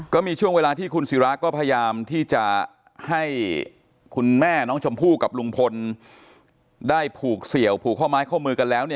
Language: Thai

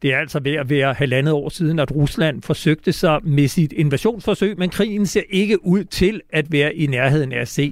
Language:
Danish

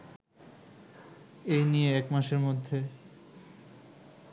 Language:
Bangla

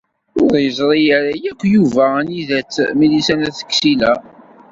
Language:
Kabyle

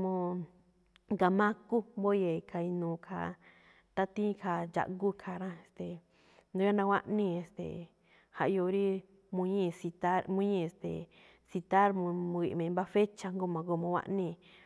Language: Malinaltepec Me'phaa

